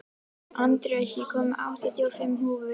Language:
Icelandic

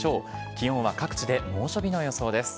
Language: Japanese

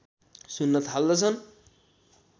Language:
Nepali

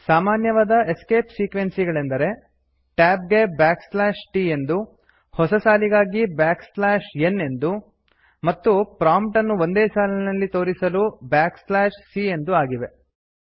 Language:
Kannada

